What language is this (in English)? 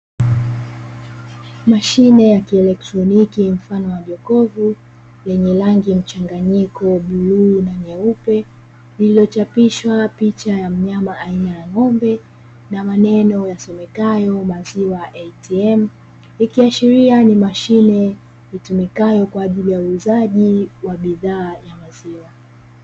Swahili